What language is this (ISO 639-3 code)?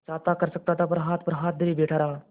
hin